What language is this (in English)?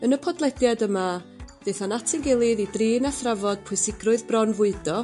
Welsh